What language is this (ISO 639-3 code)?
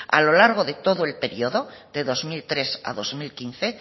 spa